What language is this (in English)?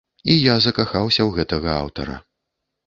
Belarusian